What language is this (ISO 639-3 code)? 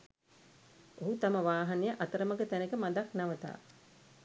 sin